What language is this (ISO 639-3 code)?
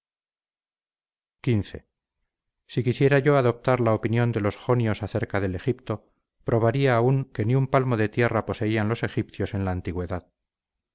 spa